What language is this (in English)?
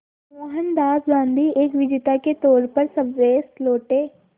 Hindi